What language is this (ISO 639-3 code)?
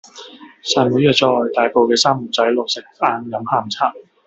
yue